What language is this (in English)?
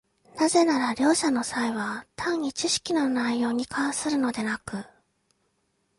Japanese